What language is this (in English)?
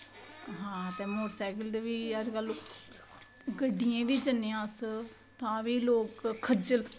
Dogri